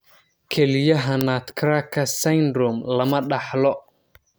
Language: Somali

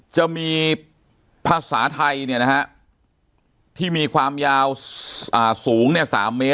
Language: Thai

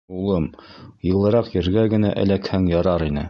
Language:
Bashkir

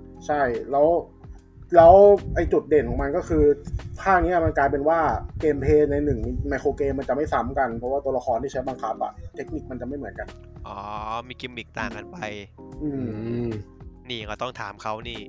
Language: Thai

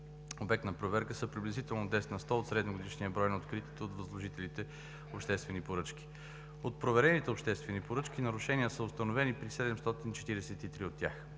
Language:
Bulgarian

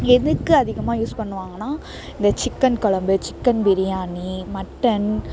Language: Tamil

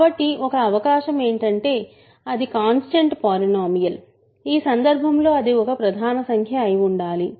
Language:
Telugu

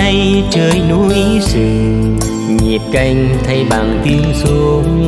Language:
Vietnamese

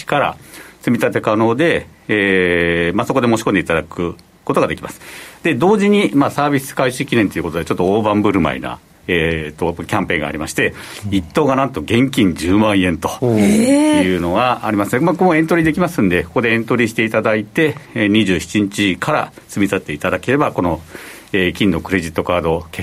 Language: Japanese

